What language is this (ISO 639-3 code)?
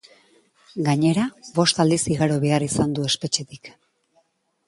eus